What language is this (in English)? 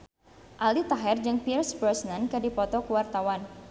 Sundanese